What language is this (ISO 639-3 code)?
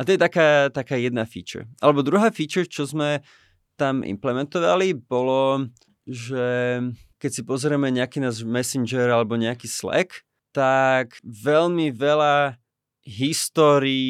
slk